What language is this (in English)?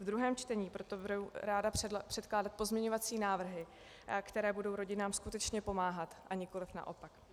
Czech